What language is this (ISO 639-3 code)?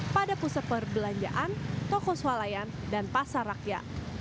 ind